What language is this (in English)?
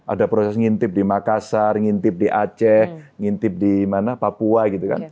Indonesian